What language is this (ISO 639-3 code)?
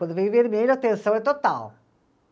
por